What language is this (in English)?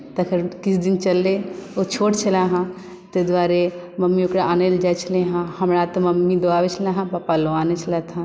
Maithili